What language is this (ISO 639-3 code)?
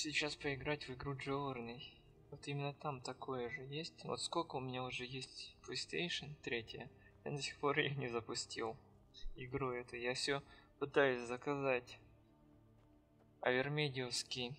rus